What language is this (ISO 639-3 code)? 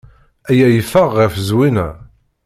kab